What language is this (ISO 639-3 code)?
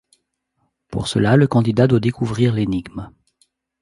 fra